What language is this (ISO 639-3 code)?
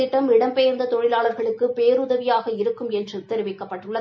tam